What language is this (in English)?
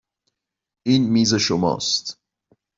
Persian